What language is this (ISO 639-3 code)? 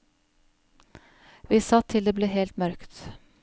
nor